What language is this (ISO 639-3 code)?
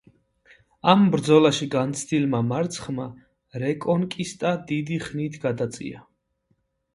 kat